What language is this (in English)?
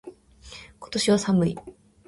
Japanese